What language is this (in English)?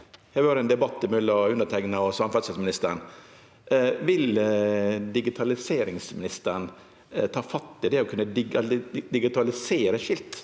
Norwegian